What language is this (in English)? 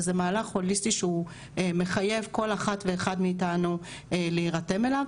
Hebrew